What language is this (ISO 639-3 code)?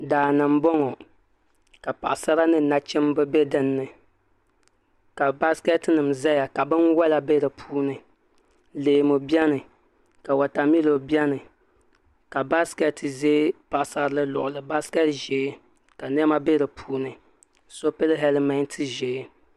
dag